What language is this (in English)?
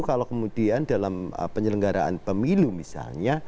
Indonesian